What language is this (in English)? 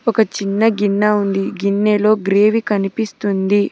Telugu